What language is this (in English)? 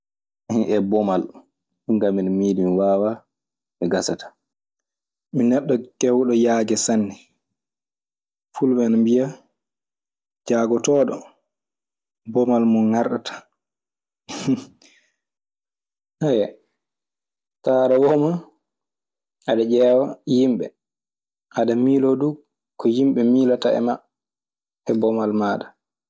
Maasina Fulfulde